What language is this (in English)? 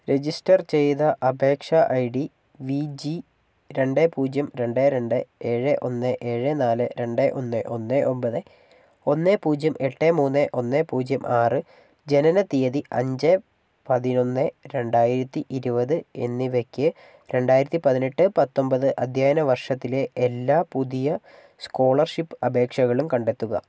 Malayalam